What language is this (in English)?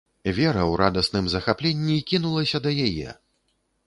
Belarusian